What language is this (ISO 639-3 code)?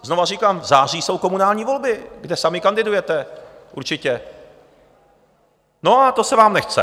ces